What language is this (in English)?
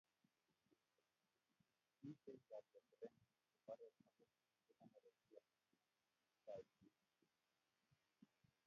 Kalenjin